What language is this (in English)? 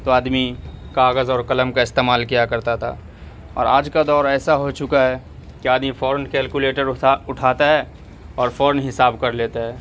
Urdu